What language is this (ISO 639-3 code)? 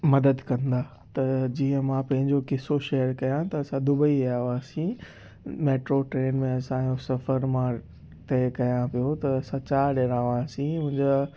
snd